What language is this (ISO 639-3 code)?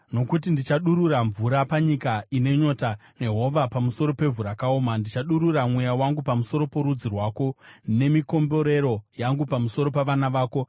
sna